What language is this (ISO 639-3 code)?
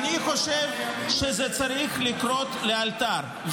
heb